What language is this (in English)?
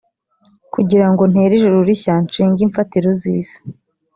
Kinyarwanda